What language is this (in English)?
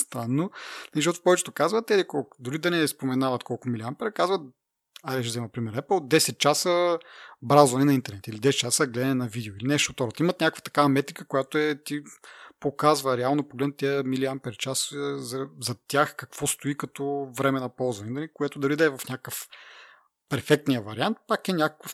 Bulgarian